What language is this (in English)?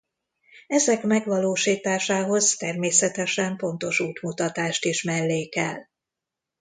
Hungarian